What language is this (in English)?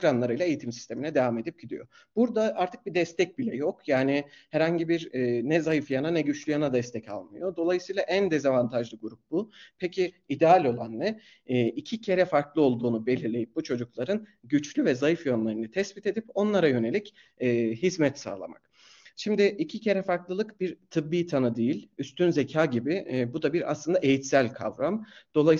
Turkish